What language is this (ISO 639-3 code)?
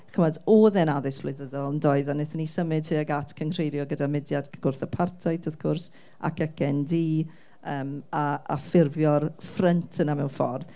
cym